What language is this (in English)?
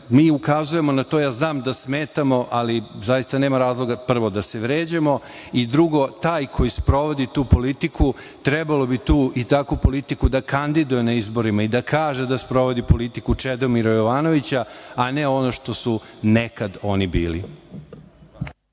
Serbian